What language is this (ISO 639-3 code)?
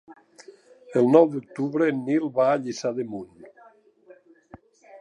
cat